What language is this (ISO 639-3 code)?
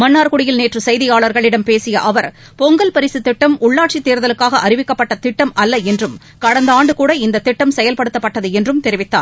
tam